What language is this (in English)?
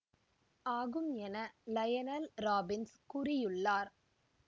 Tamil